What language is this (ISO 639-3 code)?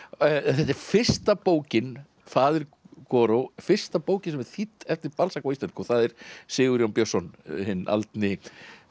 isl